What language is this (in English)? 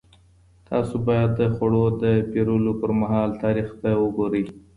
Pashto